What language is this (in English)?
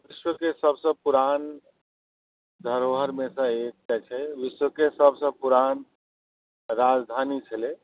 Maithili